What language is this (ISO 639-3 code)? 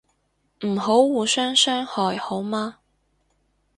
yue